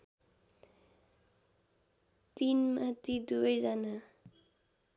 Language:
Nepali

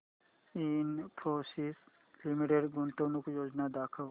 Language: Marathi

